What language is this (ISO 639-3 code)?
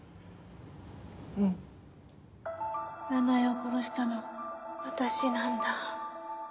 jpn